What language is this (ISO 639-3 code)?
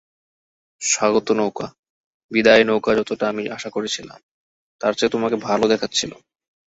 ben